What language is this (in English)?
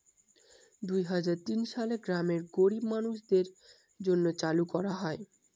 Bangla